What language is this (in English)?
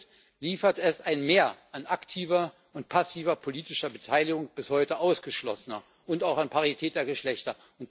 German